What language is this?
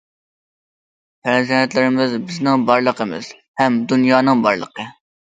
Uyghur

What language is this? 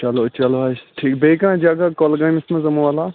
Kashmiri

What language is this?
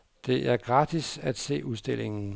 Danish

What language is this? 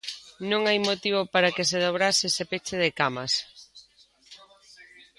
Galician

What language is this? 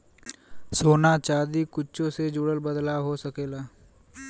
Bhojpuri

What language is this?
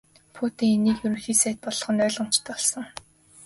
Mongolian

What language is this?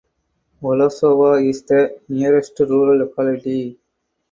English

